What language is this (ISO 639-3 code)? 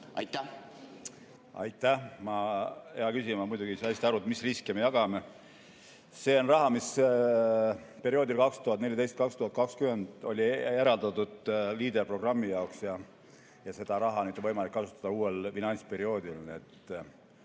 est